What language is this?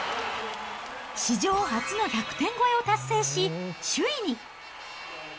Japanese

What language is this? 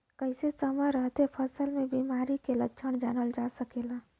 Bhojpuri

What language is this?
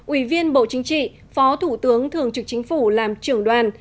Vietnamese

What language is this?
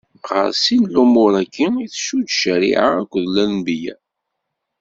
Kabyle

